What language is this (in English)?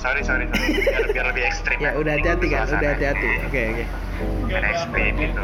Indonesian